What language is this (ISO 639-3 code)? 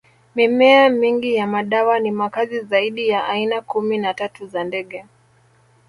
swa